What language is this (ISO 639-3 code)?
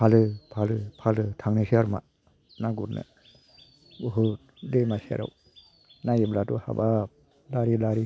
brx